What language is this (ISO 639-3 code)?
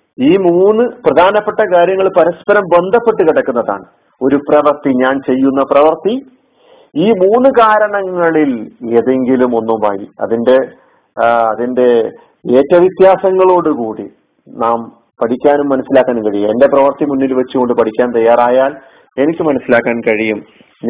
mal